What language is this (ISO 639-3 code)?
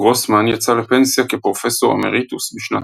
heb